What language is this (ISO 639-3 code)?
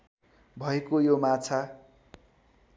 nep